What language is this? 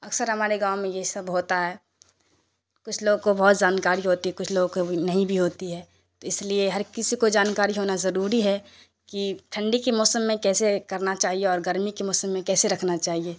Urdu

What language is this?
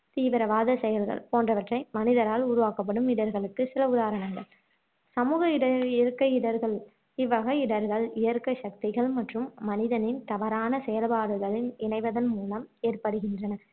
Tamil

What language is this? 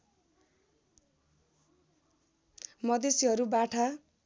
Nepali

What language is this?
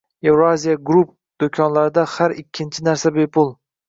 Uzbek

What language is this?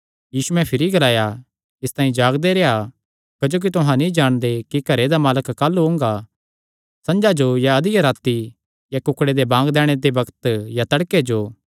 Kangri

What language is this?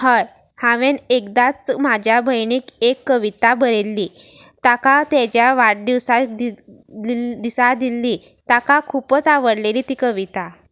Konkani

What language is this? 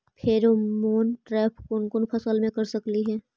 Magahi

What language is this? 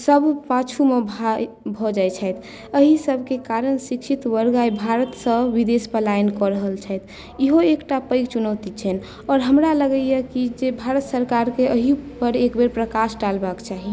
Maithili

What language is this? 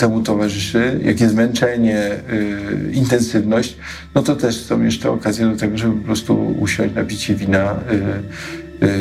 Polish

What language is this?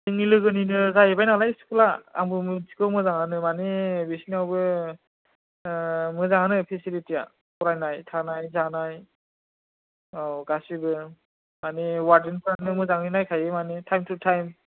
Bodo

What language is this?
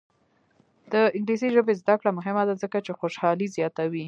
Pashto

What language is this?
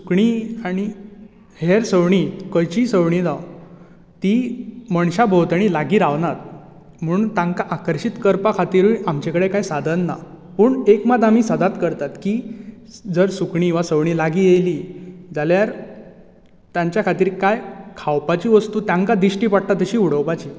Konkani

